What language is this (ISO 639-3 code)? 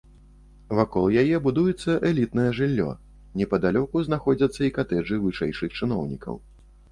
bel